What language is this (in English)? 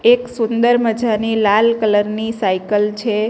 Gujarati